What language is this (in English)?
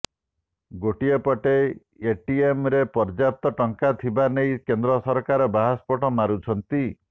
Odia